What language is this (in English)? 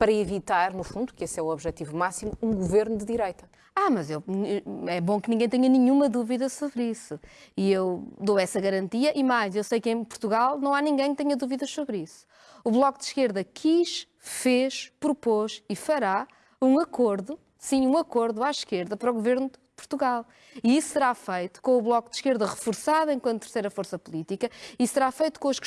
Portuguese